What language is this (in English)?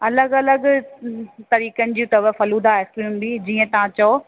Sindhi